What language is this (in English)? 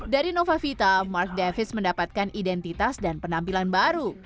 Indonesian